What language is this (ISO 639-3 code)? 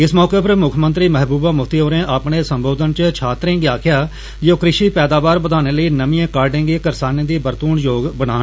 doi